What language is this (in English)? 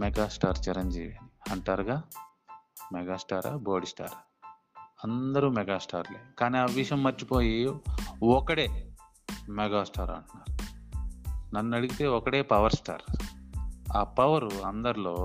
Telugu